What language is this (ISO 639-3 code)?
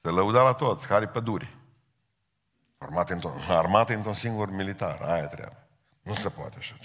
ron